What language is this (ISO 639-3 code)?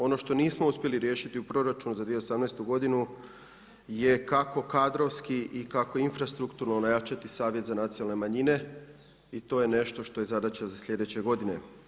hrv